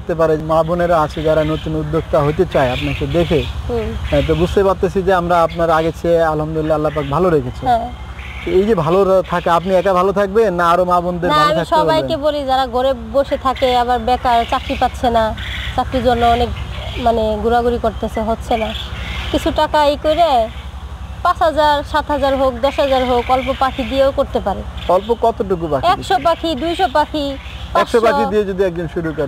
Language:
Romanian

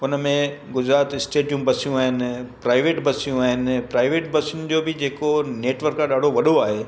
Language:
Sindhi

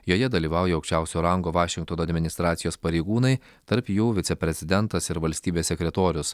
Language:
Lithuanian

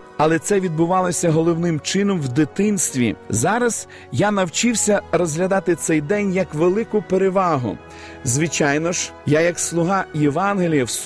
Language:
Ukrainian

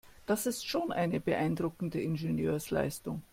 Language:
German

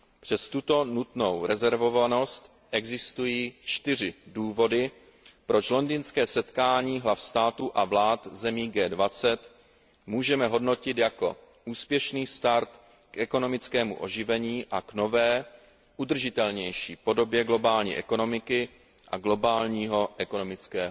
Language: Czech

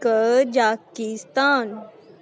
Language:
Punjabi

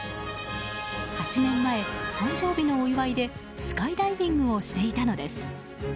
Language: Japanese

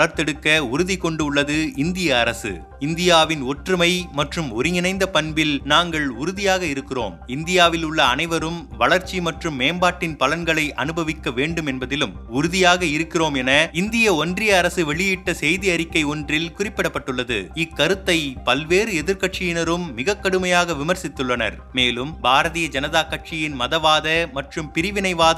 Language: Tamil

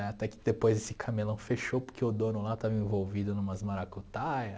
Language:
Portuguese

